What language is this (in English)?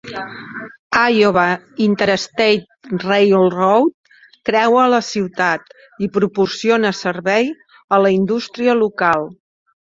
Catalan